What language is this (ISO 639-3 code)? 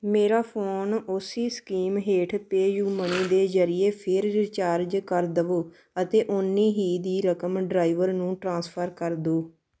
pan